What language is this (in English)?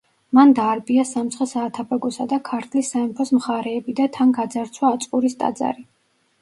Georgian